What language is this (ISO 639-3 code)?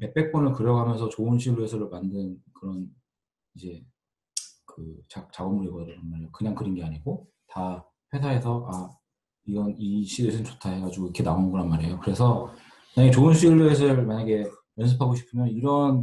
kor